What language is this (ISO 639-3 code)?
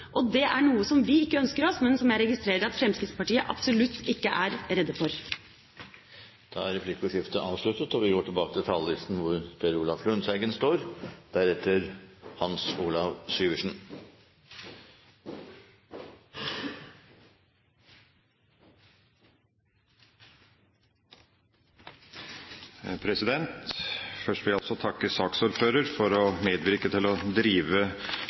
nor